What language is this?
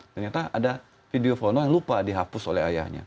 Indonesian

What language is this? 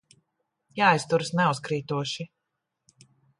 Latvian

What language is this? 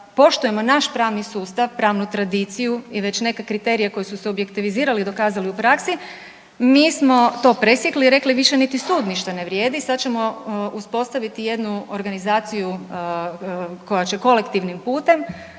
Croatian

